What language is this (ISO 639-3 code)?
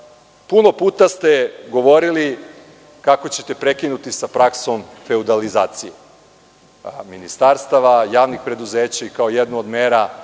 srp